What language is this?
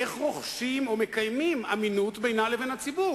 Hebrew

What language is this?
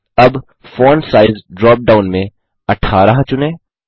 Hindi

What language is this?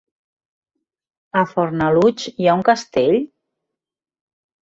Catalan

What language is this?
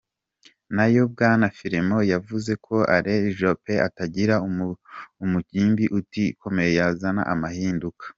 Kinyarwanda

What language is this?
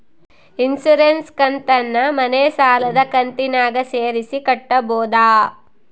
Kannada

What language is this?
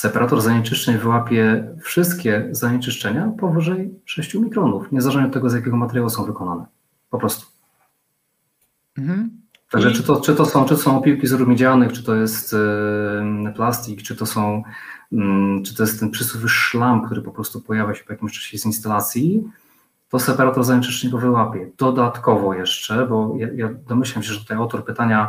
Polish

